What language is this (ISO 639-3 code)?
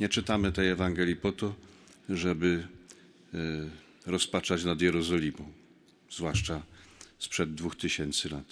pol